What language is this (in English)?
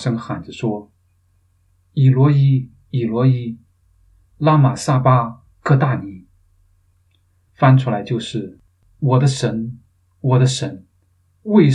Chinese